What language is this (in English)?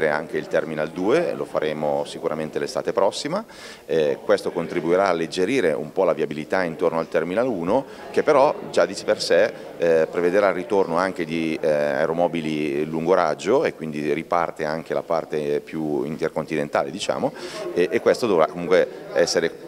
Italian